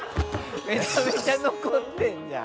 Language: Japanese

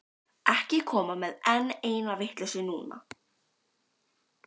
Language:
Icelandic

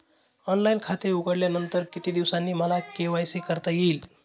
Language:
Marathi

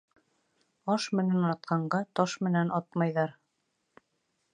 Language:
Bashkir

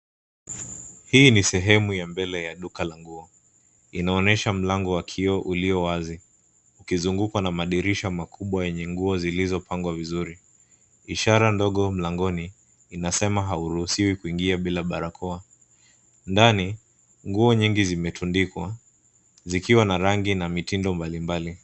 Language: Swahili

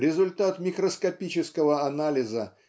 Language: Russian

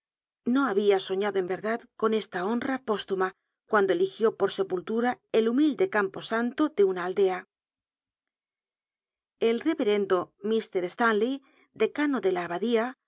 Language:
Spanish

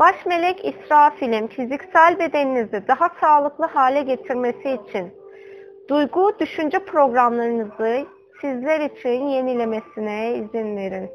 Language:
Turkish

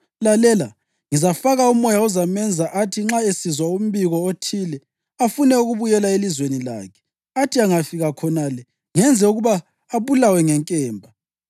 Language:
North Ndebele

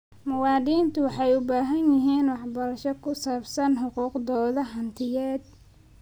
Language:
Somali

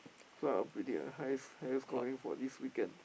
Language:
English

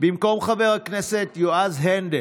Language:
Hebrew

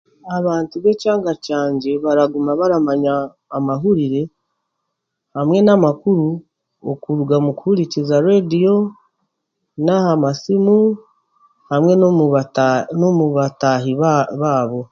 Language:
Chiga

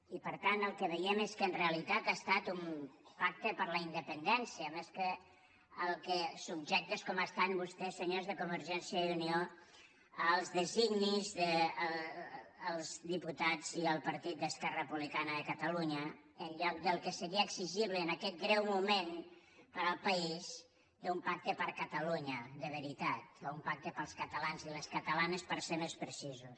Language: Catalan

